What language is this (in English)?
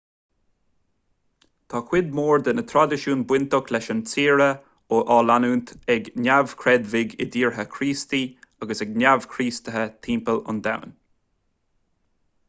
Irish